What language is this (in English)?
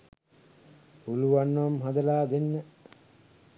Sinhala